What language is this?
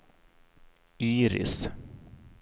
Swedish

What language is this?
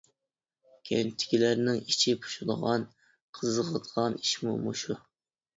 Uyghur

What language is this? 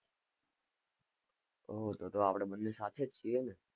Gujarati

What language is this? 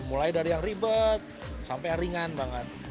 Indonesian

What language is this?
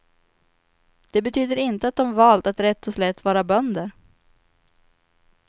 Swedish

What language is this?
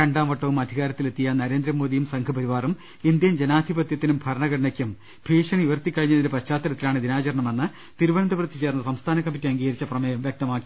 Malayalam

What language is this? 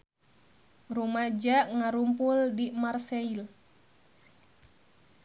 Sundanese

